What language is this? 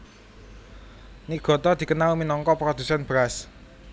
Javanese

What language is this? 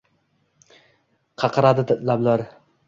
Uzbek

